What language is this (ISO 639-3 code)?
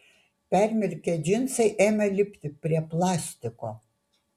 lit